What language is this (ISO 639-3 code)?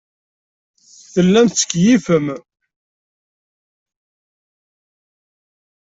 kab